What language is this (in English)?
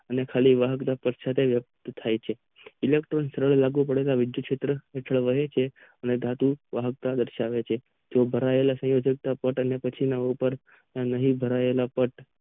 Gujarati